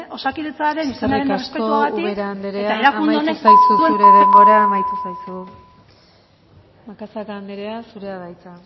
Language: Basque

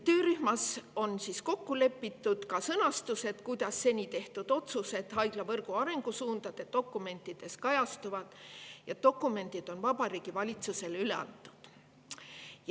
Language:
Estonian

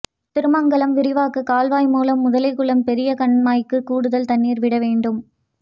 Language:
Tamil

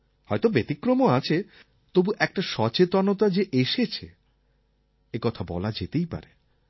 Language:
Bangla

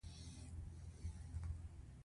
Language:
Pashto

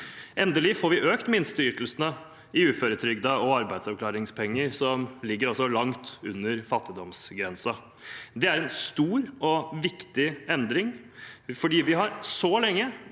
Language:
Norwegian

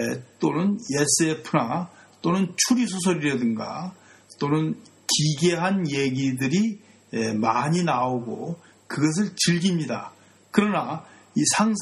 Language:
Korean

